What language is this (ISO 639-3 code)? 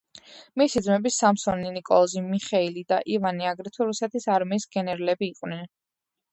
kat